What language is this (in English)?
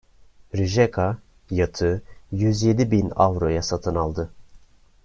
Turkish